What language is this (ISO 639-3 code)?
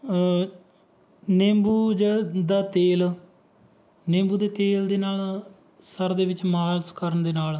pan